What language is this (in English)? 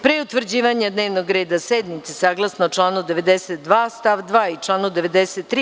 Serbian